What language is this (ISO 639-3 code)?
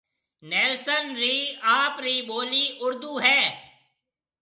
mve